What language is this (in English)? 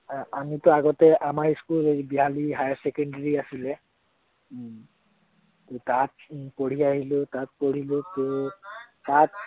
Assamese